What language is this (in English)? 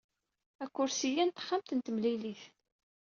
Kabyle